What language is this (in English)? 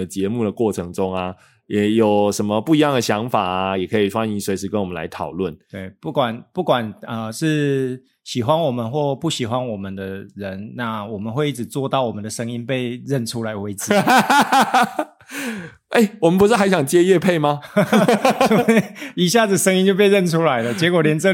Chinese